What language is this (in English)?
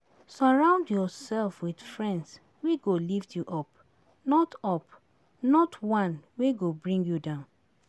Nigerian Pidgin